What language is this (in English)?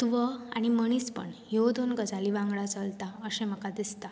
Konkani